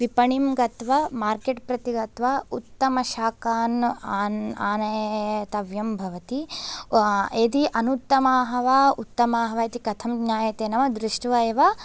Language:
Sanskrit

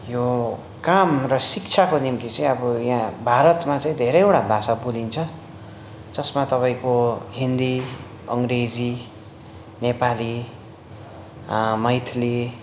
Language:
Nepali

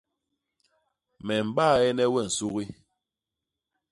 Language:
Basaa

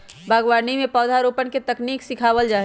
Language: Magahi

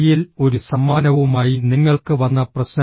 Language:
Malayalam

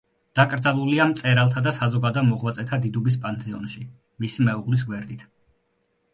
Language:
Georgian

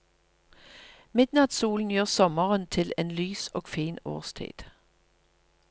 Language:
Norwegian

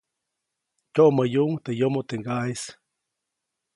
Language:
Copainalá Zoque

